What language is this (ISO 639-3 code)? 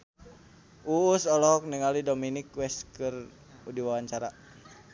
sun